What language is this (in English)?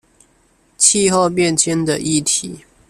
Chinese